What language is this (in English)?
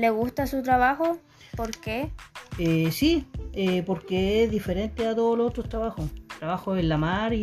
Spanish